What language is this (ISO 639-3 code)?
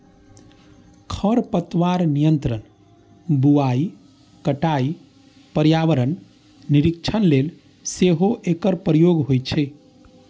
mai